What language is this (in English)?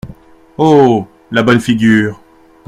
French